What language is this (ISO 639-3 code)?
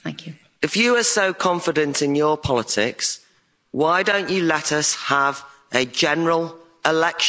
eng